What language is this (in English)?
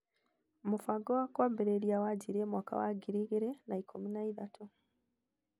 Kikuyu